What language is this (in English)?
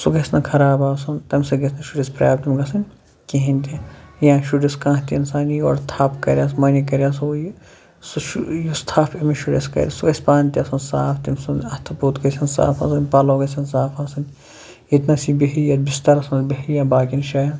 Kashmiri